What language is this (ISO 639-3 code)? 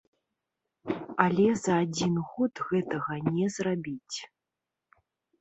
bel